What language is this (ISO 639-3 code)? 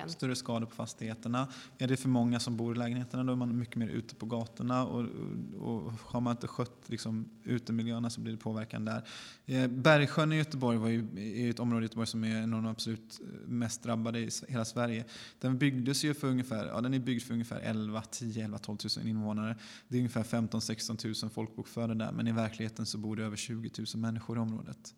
swe